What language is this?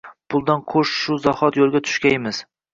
Uzbek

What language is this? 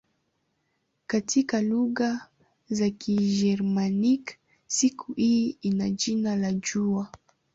Swahili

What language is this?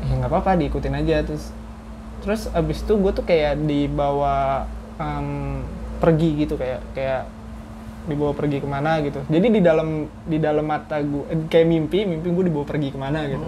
Indonesian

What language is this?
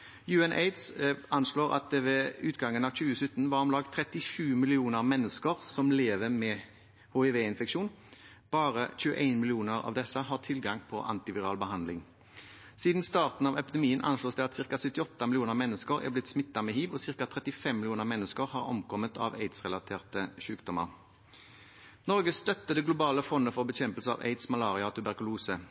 Norwegian Bokmål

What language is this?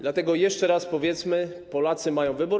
Polish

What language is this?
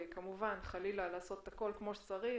Hebrew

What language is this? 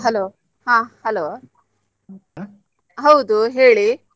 Kannada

